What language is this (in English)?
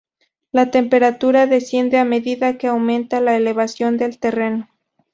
Spanish